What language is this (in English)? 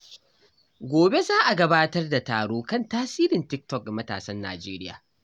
Hausa